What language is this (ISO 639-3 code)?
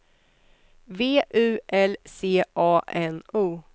swe